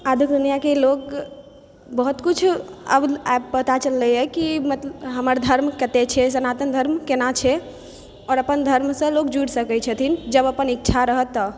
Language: Maithili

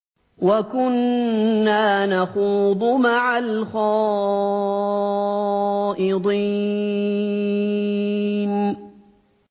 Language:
Arabic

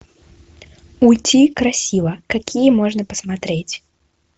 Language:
Russian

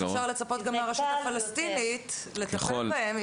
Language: Hebrew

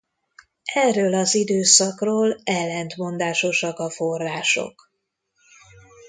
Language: Hungarian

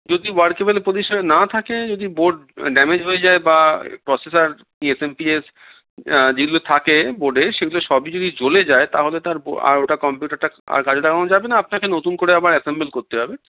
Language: Bangla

